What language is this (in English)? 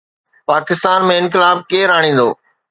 Sindhi